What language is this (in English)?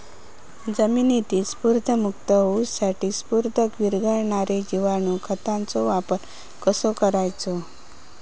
Marathi